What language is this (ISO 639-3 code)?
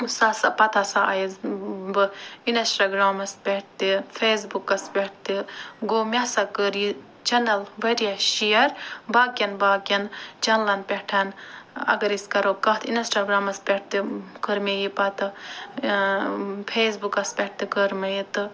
kas